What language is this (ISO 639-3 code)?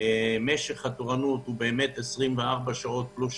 heb